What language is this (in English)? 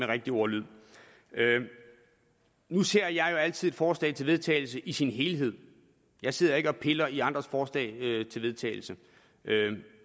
Danish